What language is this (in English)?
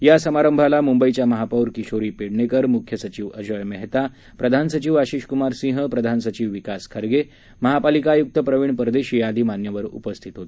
Marathi